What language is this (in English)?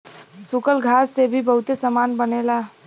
Bhojpuri